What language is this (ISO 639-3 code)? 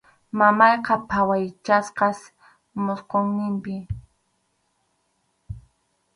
qxu